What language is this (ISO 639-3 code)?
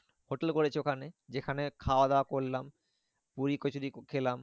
ben